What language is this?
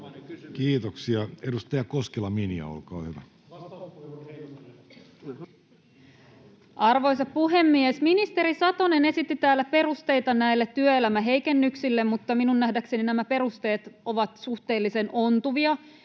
Finnish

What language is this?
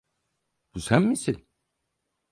Turkish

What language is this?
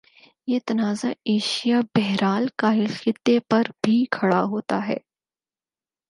Urdu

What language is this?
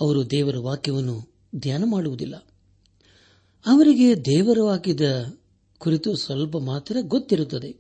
Kannada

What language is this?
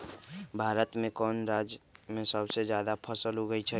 Magahi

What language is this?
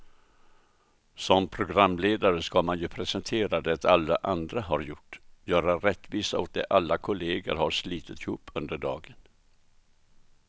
Swedish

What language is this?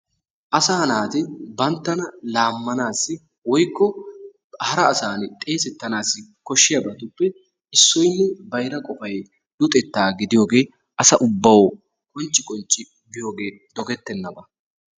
Wolaytta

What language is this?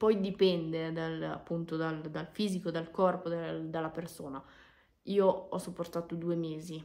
Italian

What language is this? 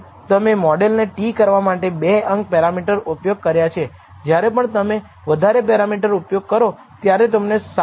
Gujarati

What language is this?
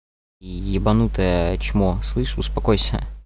Russian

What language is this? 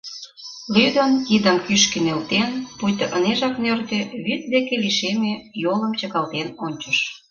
Mari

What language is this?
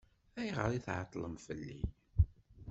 Kabyle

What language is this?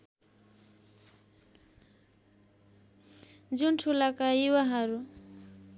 Nepali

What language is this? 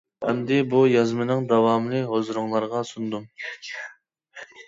Uyghur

